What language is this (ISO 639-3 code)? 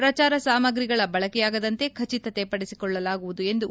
kan